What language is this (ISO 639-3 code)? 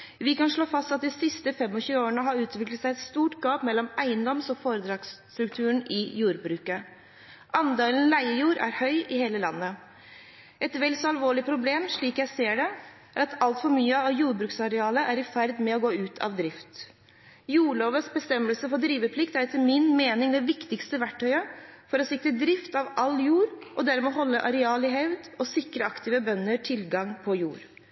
nob